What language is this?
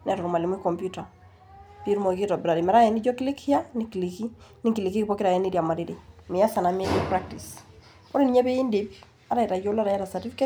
Masai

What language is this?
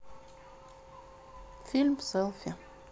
Russian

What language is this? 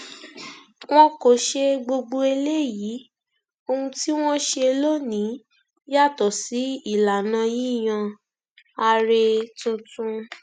Yoruba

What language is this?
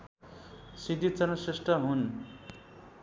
Nepali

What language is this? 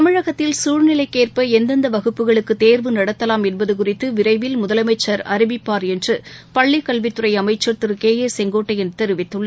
Tamil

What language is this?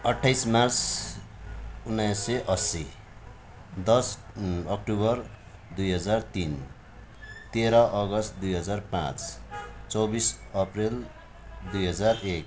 Nepali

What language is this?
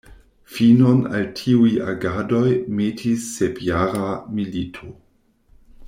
Esperanto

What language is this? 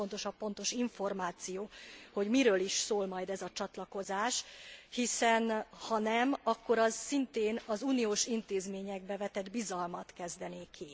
Hungarian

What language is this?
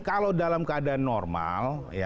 Indonesian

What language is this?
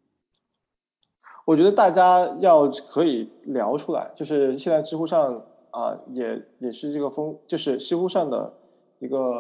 Chinese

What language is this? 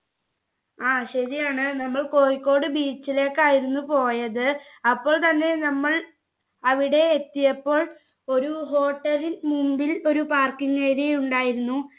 Malayalam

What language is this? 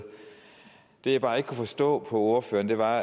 Danish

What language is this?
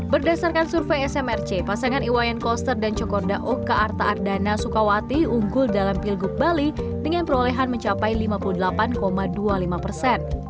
Indonesian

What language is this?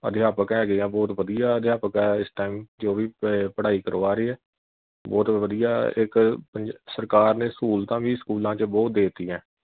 Punjabi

